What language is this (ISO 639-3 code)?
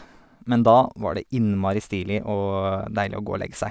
nor